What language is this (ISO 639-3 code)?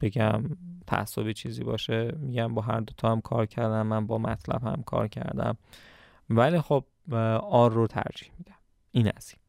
fas